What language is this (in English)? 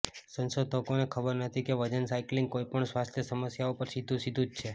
Gujarati